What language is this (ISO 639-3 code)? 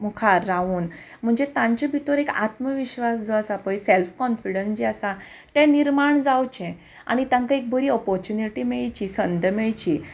kok